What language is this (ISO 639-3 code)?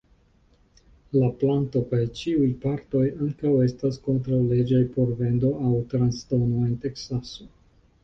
epo